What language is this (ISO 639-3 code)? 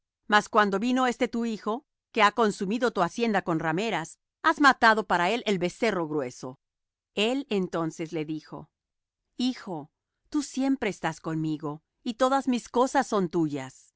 spa